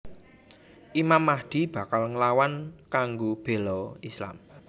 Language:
Javanese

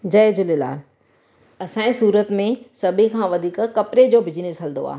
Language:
Sindhi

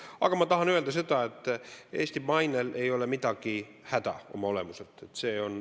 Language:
Estonian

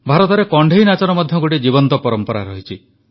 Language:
Odia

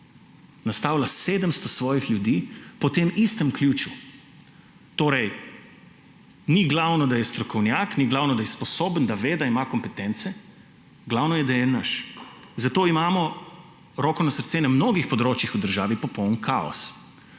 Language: Slovenian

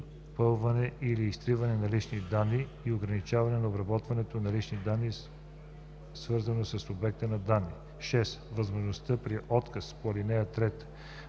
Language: Bulgarian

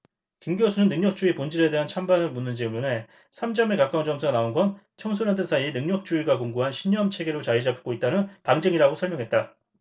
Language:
Korean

